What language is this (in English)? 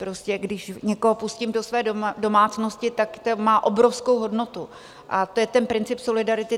Czech